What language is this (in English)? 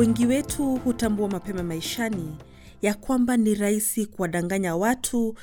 Swahili